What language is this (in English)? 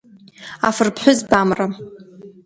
Abkhazian